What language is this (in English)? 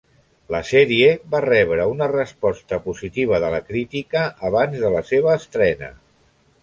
Catalan